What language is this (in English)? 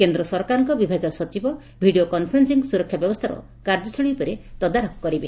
Odia